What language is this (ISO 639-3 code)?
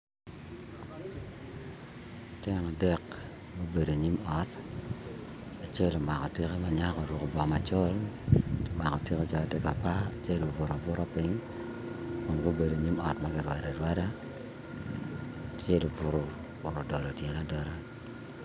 ach